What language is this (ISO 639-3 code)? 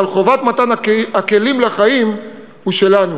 heb